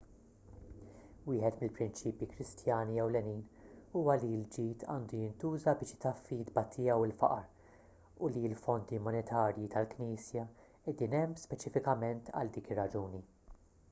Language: Maltese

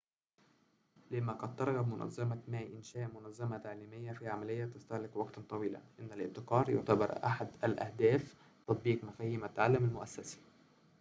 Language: Arabic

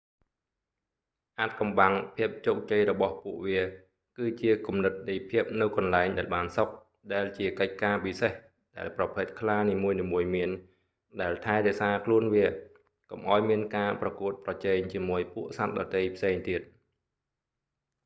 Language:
Khmer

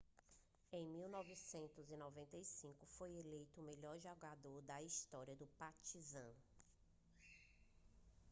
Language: Portuguese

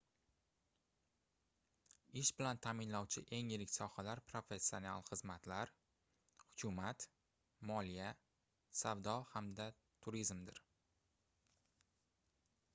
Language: Uzbek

